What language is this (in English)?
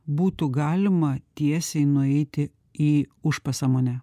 Lithuanian